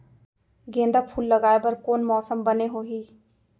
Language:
Chhattisgarhi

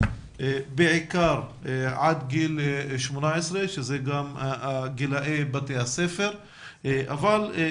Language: Hebrew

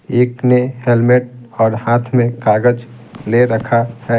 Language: Hindi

